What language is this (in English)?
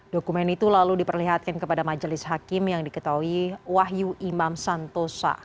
Indonesian